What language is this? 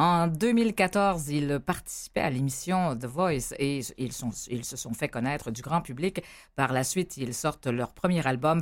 French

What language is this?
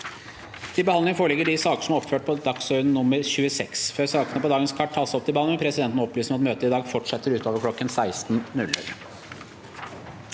Norwegian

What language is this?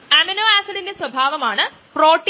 Malayalam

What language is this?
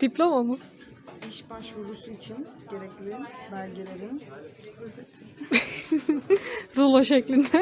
Turkish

